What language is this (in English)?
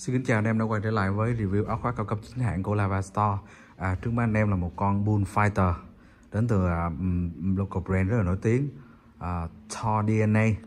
Vietnamese